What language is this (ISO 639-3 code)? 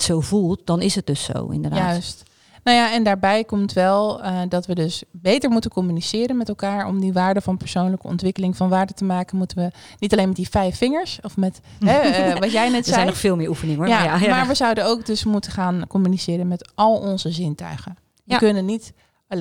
nld